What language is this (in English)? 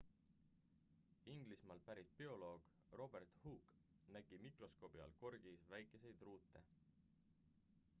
Estonian